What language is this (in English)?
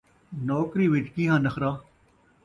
Saraiki